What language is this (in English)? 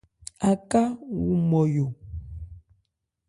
Ebrié